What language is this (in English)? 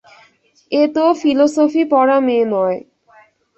Bangla